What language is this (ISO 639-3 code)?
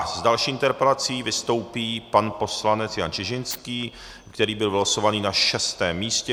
ces